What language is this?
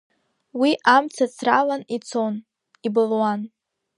Abkhazian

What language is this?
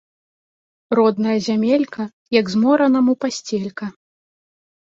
Belarusian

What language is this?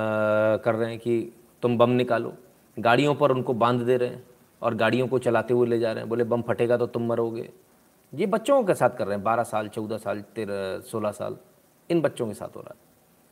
Hindi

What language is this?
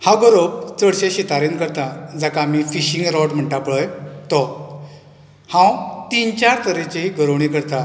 Konkani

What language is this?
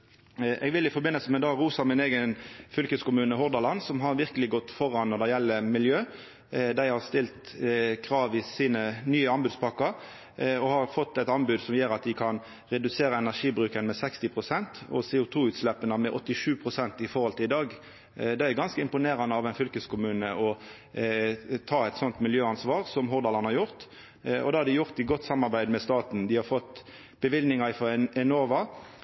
Norwegian Nynorsk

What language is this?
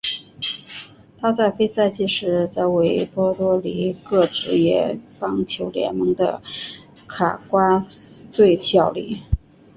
Chinese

